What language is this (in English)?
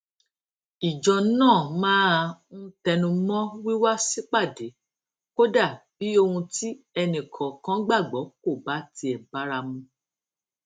Yoruba